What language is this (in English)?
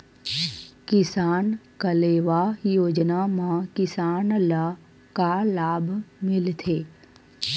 Chhattisgarhi